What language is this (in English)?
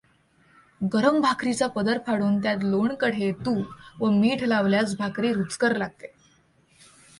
Marathi